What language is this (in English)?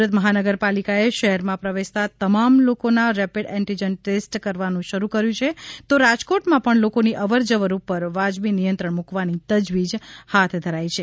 Gujarati